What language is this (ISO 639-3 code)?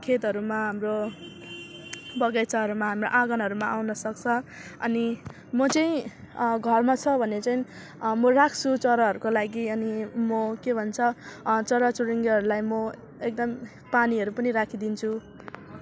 nep